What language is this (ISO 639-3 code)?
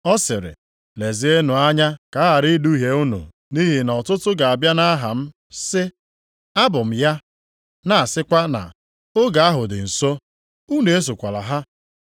ibo